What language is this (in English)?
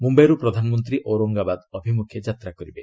Odia